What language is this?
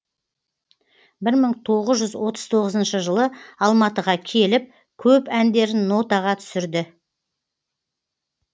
Kazakh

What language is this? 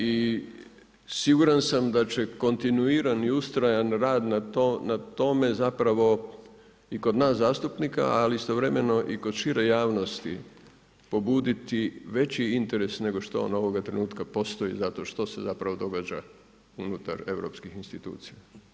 Croatian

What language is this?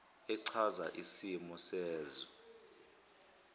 Zulu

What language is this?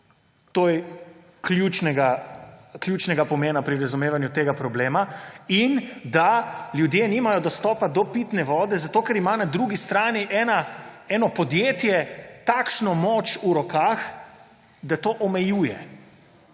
Slovenian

